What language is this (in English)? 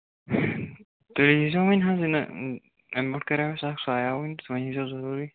Kashmiri